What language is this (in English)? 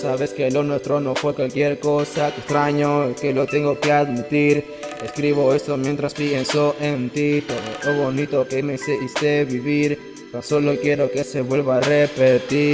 Indonesian